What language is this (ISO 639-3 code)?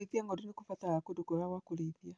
kik